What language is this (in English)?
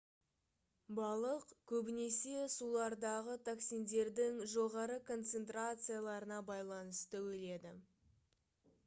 Kazakh